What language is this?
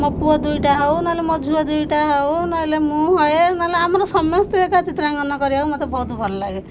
Odia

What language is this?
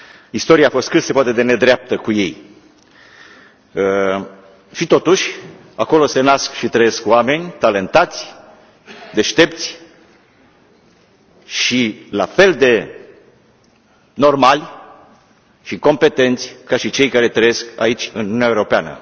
Romanian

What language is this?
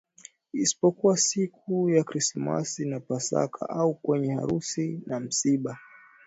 Swahili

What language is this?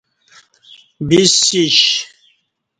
Kati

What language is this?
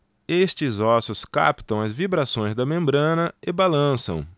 Portuguese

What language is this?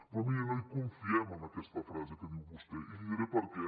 Catalan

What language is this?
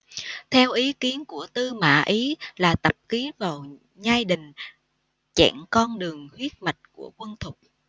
Vietnamese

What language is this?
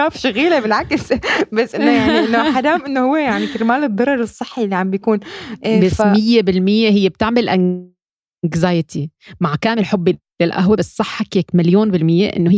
Arabic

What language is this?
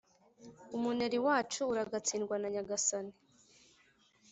Kinyarwanda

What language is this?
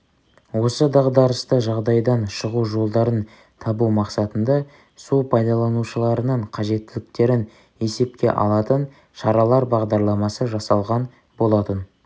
Kazakh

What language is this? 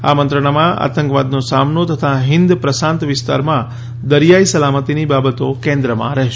Gujarati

